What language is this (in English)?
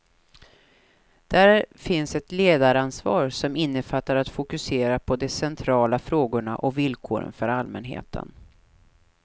Swedish